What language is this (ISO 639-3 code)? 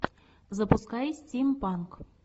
rus